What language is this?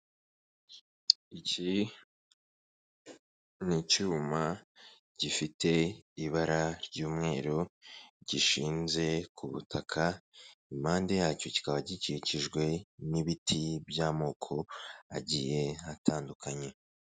Kinyarwanda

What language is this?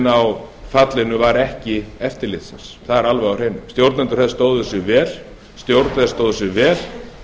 Icelandic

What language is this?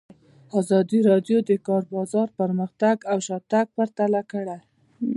Pashto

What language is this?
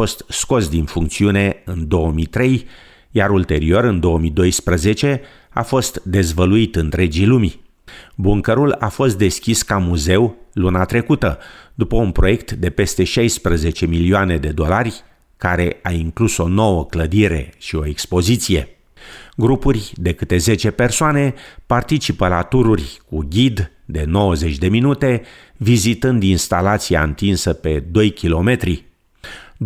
Romanian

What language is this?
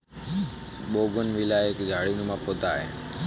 Hindi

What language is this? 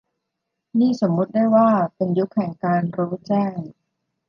Thai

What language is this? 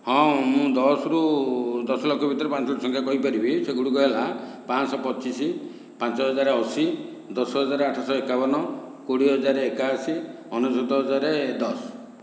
Odia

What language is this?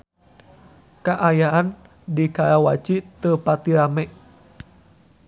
Sundanese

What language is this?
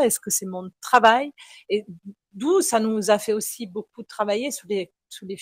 French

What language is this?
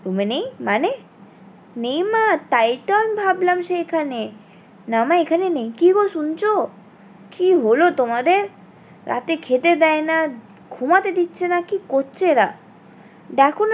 Bangla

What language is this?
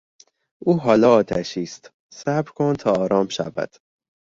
Persian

